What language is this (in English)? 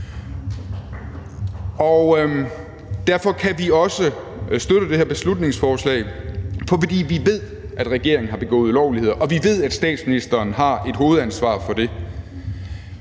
Danish